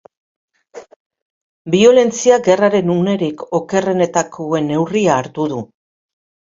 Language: Basque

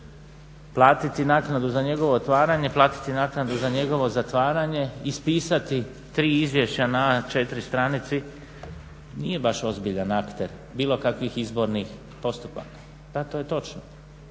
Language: Croatian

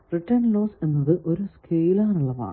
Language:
Malayalam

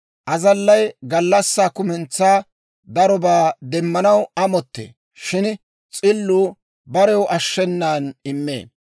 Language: Dawro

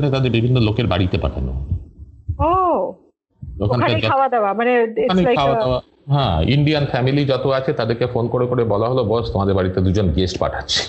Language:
Bangla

